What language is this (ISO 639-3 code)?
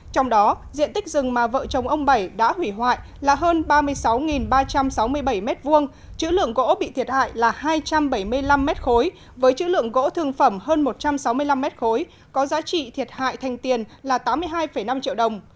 vie